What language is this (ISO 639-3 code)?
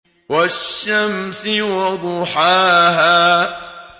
ara